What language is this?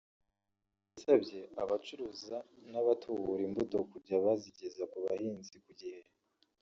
Kinyarwanda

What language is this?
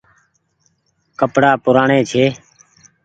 Goaria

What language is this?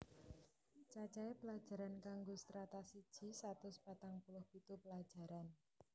Javanese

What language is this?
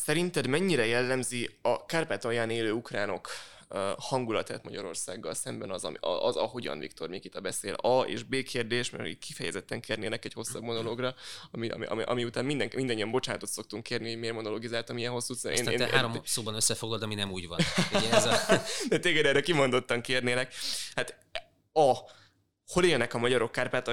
Hungarian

